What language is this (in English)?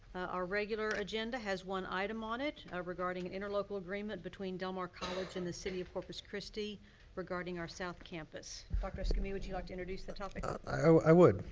English